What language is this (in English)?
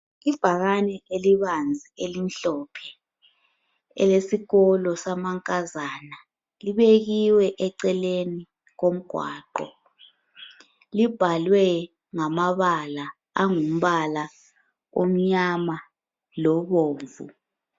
North Ndebele